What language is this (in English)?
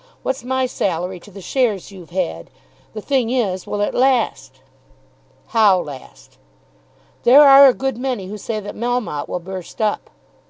English